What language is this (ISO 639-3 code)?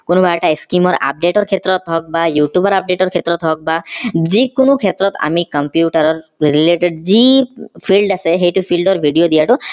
asm